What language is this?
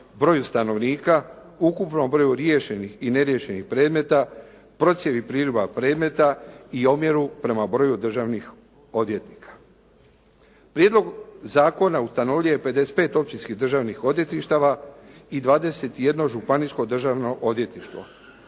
Croatian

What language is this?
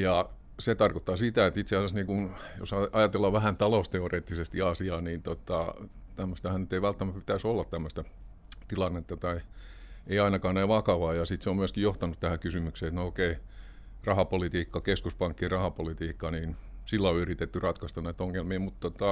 Finnish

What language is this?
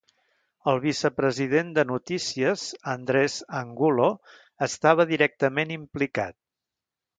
Catalan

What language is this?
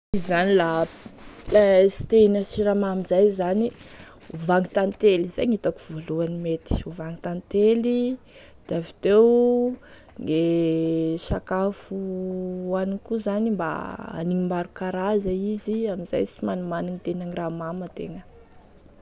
Tesaka Malagasy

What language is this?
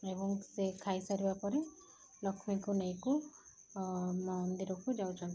Odia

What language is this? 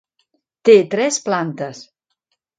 Catalan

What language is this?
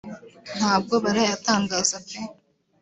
Kinyarwanda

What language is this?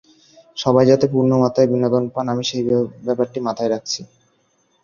Bangla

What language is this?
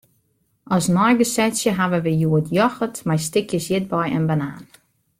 Western Frisian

